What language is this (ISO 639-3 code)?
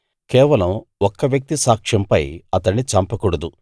tel